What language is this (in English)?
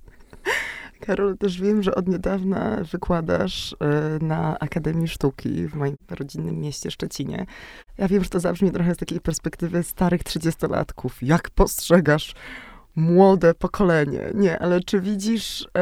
Polish